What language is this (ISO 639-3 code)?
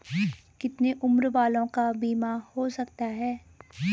hin